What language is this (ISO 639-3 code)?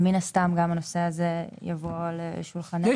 heb